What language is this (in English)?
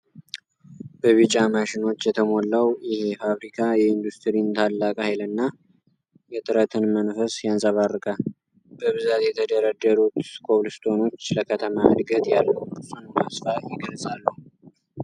Amharic